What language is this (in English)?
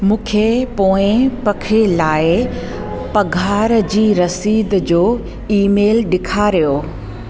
Sindhi